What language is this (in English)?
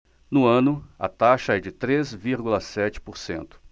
Portuguese